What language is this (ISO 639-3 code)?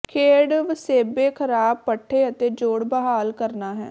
pan